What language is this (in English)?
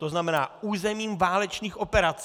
Czech